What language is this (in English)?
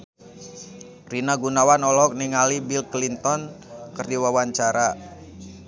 Sundanese